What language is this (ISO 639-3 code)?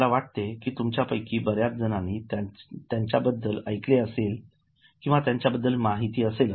mar